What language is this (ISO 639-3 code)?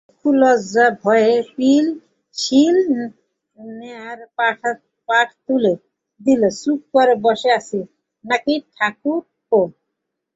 ben